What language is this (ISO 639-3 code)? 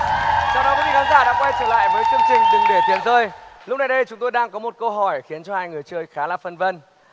vie